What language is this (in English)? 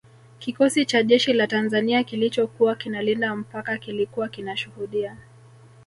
Swahili